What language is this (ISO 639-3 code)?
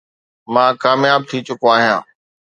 snd